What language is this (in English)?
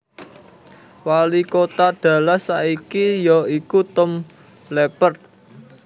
Javanese